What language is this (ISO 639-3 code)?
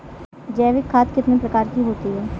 hin